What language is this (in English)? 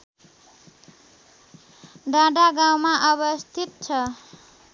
Nepali